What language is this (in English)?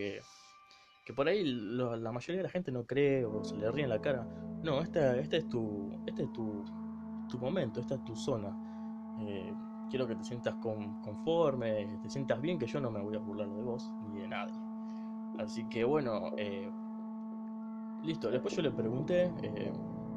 Spanish